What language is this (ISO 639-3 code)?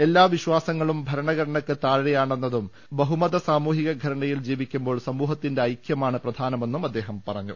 mal